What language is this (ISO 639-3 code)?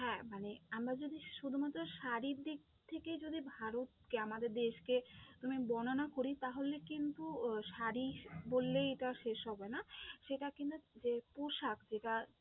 ben